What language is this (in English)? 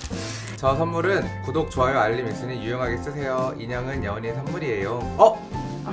Korean